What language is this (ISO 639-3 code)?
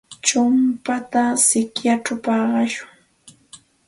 qxt